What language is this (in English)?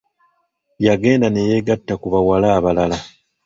Ganda